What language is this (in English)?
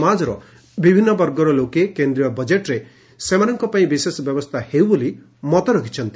Odia